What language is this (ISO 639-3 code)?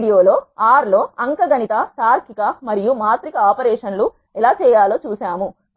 tel